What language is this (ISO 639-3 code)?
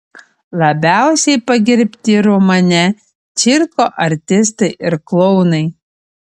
lit